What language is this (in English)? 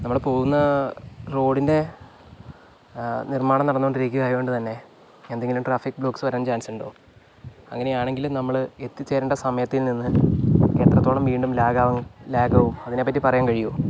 Malayalam